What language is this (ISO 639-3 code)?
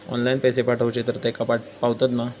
mar